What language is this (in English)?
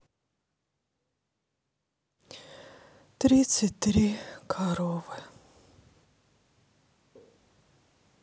Russian